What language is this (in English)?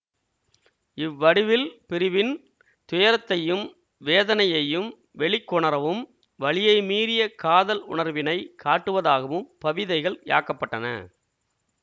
Tamil